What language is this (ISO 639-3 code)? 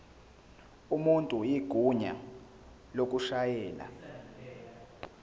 zul